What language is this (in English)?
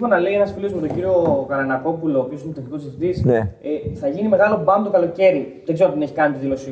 Greek